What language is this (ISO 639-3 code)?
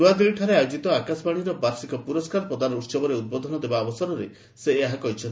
ori